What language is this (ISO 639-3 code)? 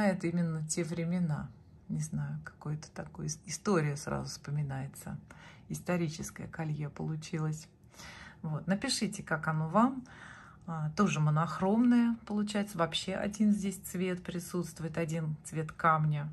rus